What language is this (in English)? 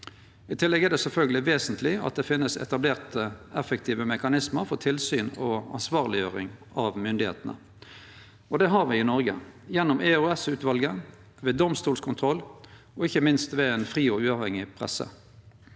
Norwegian